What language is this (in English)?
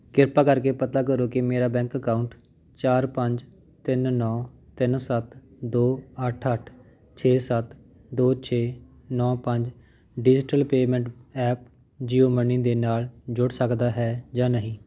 Punjabi